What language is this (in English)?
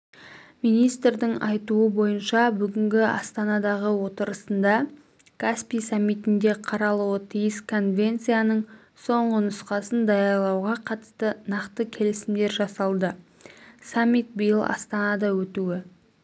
Kazakh